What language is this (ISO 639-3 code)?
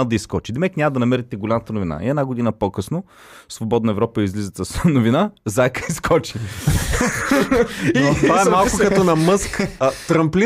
bul